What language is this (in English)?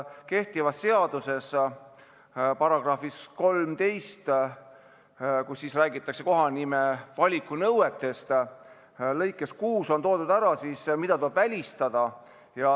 Estonian